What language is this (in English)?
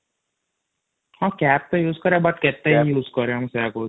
Odia